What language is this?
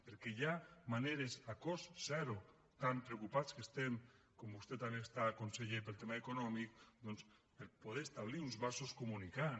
Catalan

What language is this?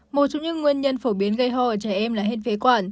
Vietnamese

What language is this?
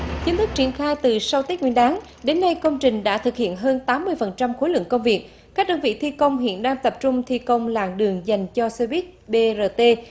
Vietnamese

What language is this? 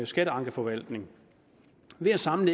Danish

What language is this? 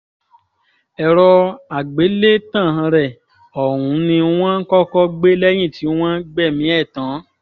Yoruba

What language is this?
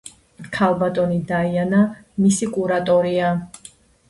Georgian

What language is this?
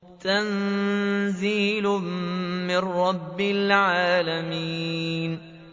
Arabic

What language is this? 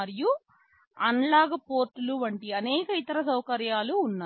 Telugu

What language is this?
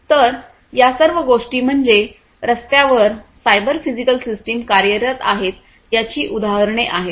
Marathi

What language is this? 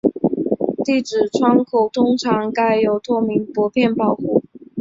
Chinese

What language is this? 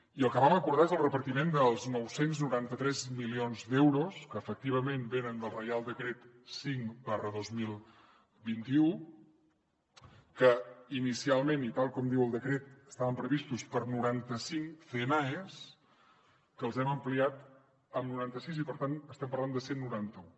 Catalan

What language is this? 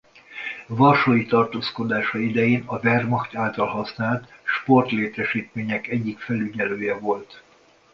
Hungarian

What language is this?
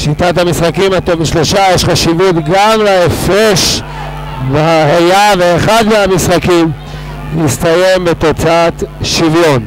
Hebrew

